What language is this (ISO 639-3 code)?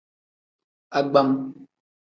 kdh